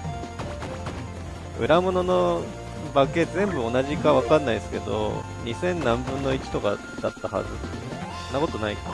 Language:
Japanese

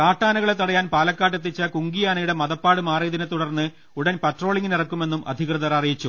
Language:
Malayalam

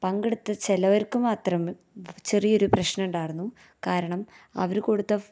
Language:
Malayalam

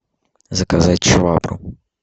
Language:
Russian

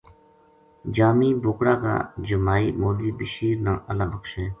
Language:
Gujari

